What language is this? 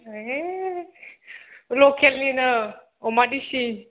Bodo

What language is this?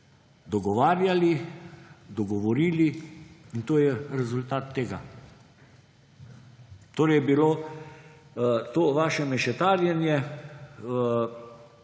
Slovenian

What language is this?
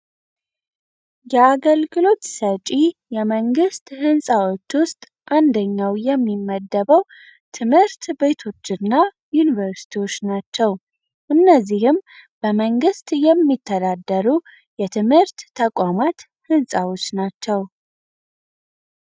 Amharic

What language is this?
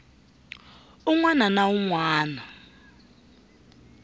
Tsonga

